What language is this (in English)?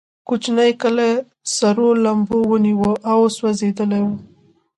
Pashto